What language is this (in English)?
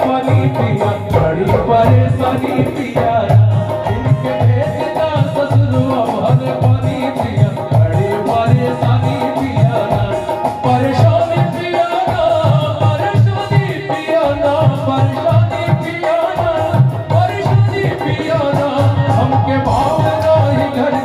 Arabic